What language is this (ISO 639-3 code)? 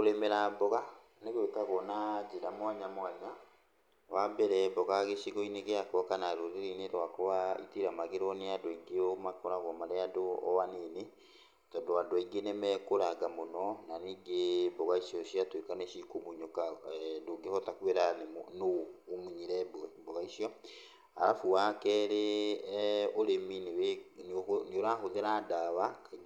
kik